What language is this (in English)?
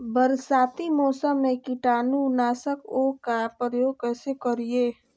Magahi